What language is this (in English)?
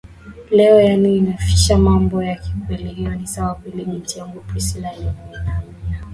Swahili